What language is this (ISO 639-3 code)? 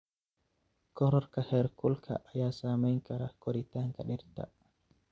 som